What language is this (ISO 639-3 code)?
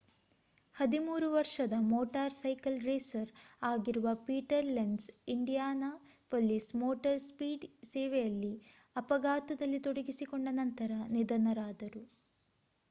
kan